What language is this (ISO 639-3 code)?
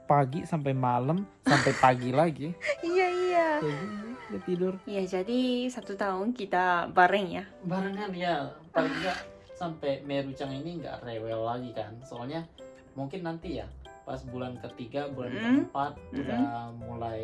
ind